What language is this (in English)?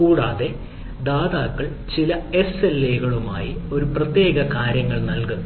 Malayalam